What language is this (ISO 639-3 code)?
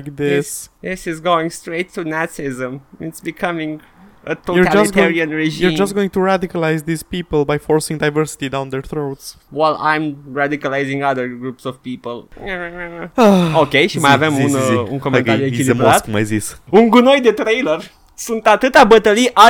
ron